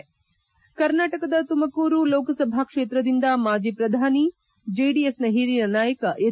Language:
Kannada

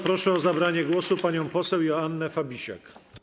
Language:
Polish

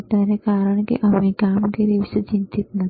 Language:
Gujarati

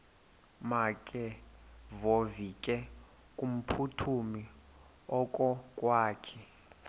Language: Xhosa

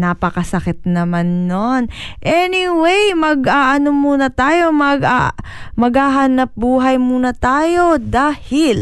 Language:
Filipino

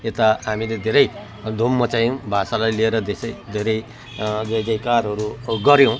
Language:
Nepali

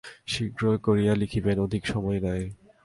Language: Bangla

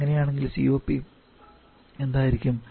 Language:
Malayalam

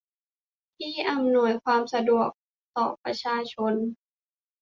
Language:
Thai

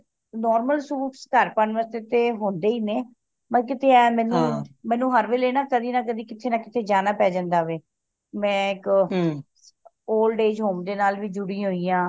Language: Punjabi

